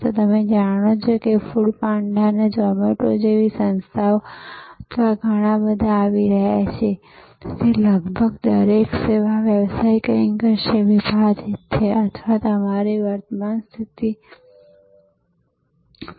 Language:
Gujarati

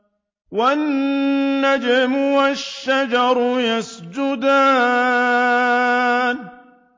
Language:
Arabic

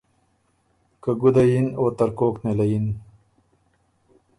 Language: Ormuri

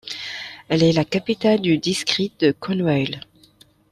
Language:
French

